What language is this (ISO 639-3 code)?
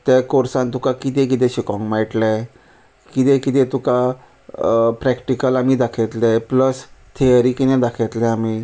kok